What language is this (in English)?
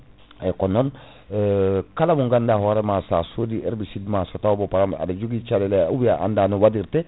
Fula